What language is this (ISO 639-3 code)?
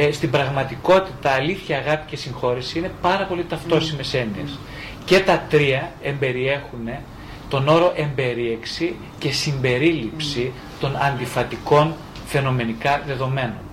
ell